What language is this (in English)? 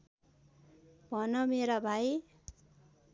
Nepali